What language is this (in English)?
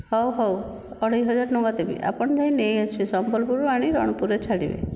Odia